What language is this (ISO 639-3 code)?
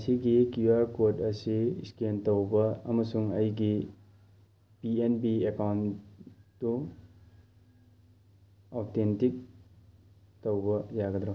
mni